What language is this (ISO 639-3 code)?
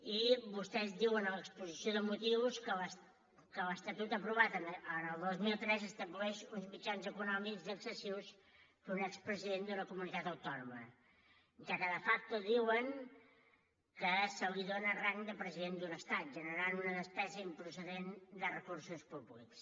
cat